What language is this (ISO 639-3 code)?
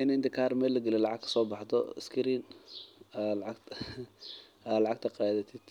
som